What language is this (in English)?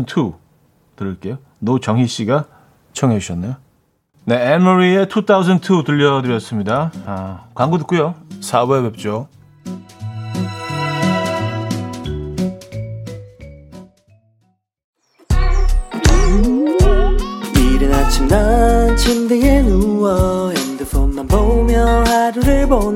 Korean